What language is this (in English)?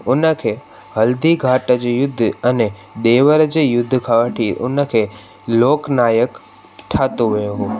Sindhi